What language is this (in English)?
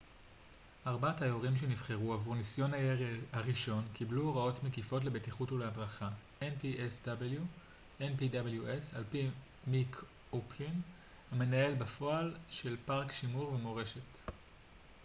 Hebrew